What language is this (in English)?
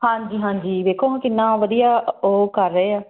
Punjabi